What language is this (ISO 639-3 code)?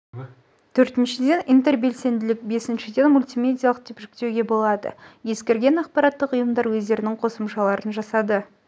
kaz